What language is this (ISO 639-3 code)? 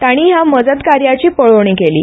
kok